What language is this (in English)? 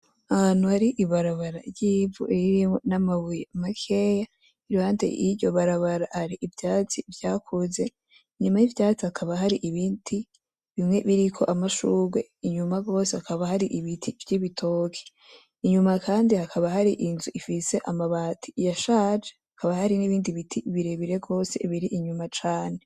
Rundi